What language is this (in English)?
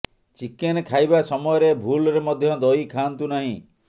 Odia